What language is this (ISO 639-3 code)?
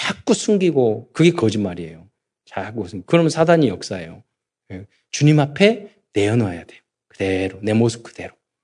kor